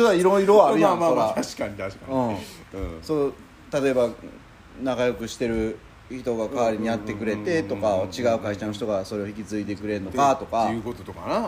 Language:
Japanese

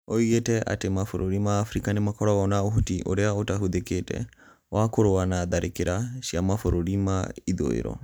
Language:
Kikuyu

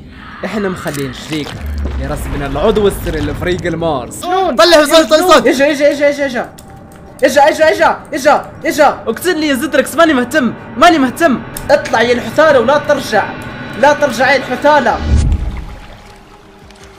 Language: Arabic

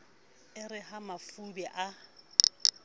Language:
Southern Sotho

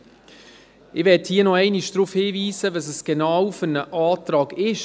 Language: Swiss German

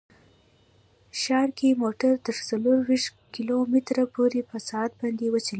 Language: Pashto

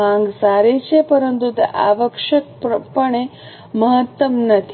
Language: Gujarati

